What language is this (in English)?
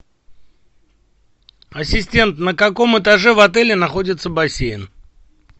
Russian